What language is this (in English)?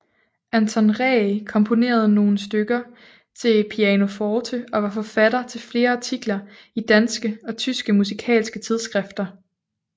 Danish